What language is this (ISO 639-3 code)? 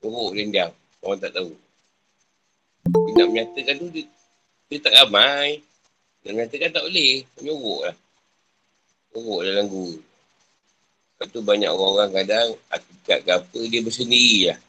msa